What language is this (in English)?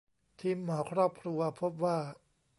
Thai